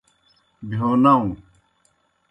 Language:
Kohistani Shina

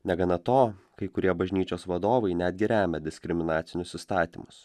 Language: Lithuanian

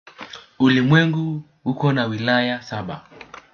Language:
Swahili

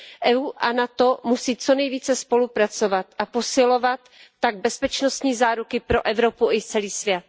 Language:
Czech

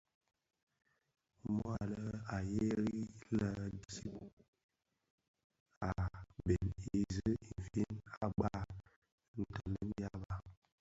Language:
Bafia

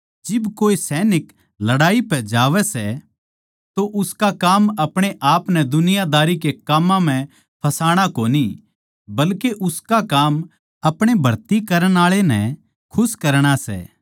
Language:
Haryanvi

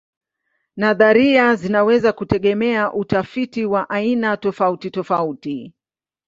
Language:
Swahili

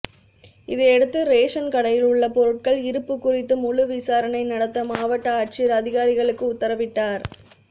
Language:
Tamil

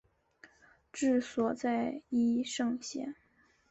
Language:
Chinese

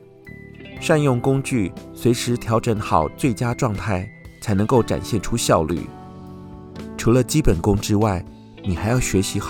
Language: Chinese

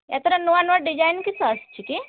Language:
Odia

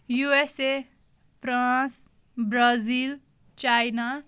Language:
Kashmiri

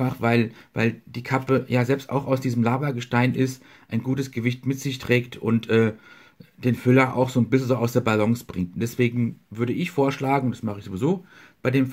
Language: German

